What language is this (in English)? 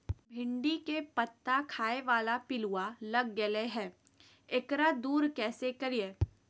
Magahi